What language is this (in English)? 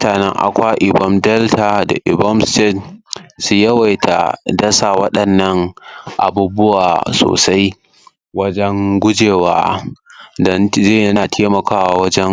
Hausa